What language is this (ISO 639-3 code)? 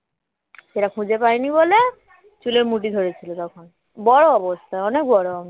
ben